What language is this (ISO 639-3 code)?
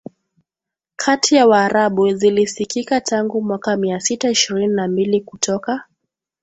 swa